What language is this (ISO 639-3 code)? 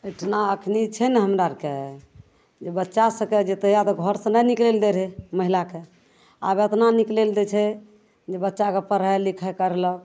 mai